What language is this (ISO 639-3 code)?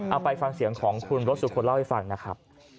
tha